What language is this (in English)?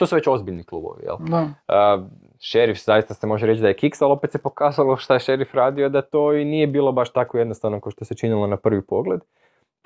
Croatian